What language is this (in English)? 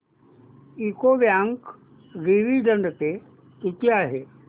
Marathi